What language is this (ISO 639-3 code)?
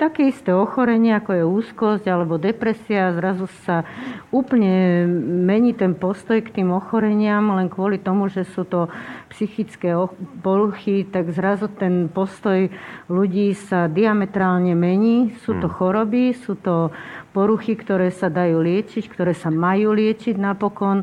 slk